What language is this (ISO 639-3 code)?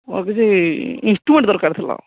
ori